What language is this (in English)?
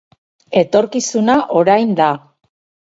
Basque